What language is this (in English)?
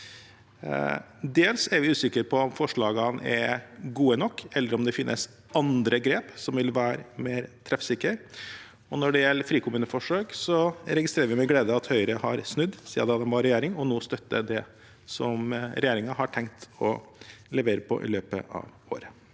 Norwegian